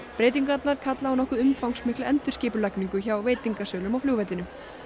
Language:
Icelandic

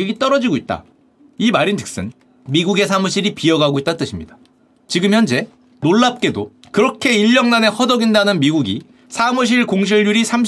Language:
Korean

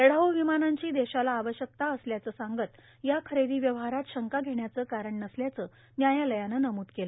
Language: Marathi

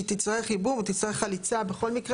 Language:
Hebrew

